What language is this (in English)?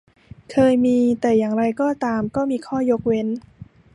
Thai